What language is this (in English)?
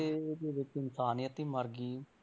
Punjabi